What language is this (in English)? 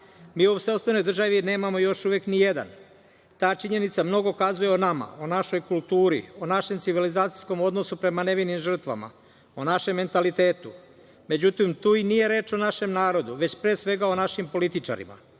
Serbian